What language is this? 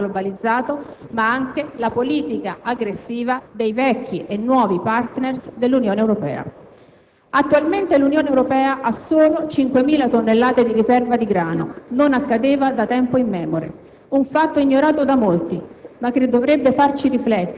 Italian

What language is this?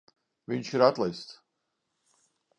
Latvian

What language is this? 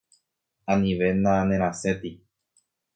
Guarani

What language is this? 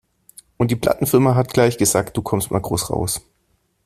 German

